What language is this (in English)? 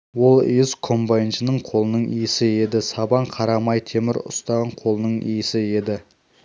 Kazakh